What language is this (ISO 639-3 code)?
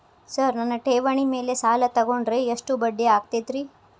kan